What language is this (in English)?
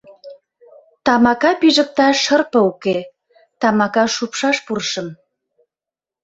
Mari